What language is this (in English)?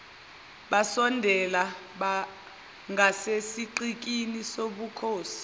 Zulu